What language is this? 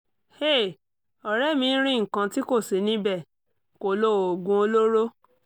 Yoruba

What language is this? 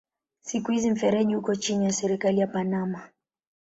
Swahili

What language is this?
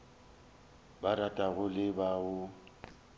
Northern Sotho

